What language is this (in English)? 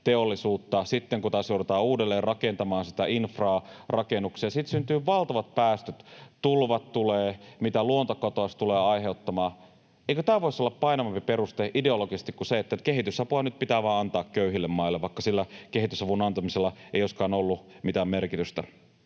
Finnish